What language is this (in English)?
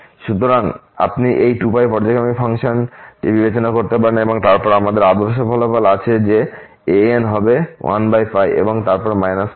Bangla